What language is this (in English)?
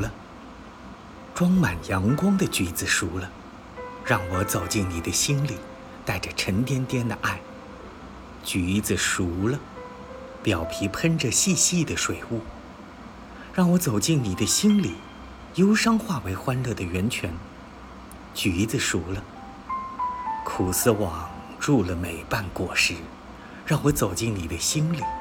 Chinese